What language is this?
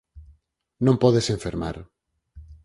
Galician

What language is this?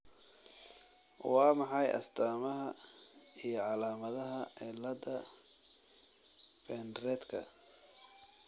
Somali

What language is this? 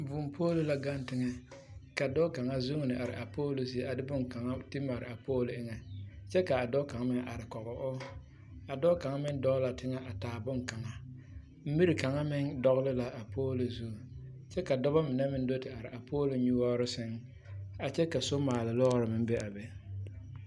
Southern Dagaare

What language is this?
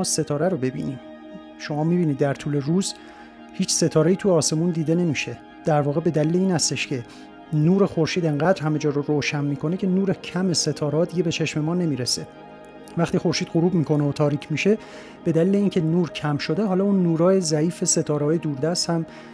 Persian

